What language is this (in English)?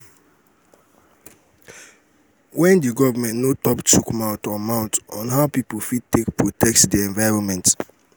Nigerian Pidgin